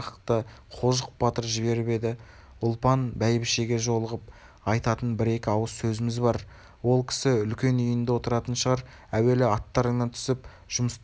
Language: Kazakh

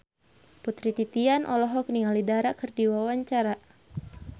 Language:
Sundanese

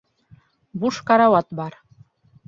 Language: Bashkir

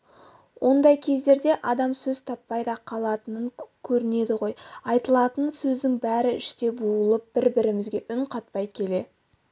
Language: Kazakh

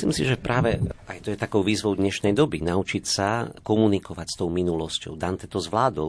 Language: Slovak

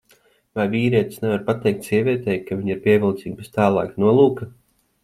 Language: Latvian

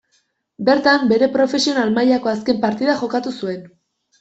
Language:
Basque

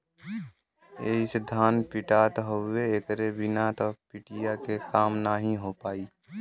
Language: Bhojpuri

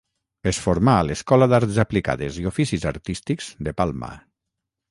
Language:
Catalan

